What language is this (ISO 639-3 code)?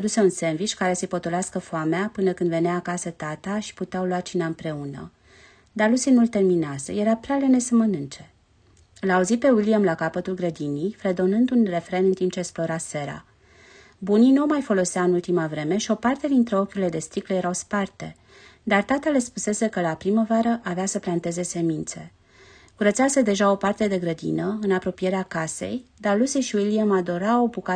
ron